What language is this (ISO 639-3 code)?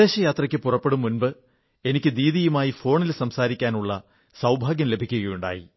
mal